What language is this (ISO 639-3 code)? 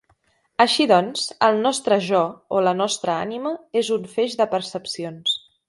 cat